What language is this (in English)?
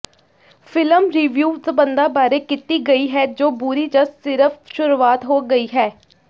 Punjabi